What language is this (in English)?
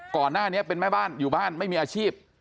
Thai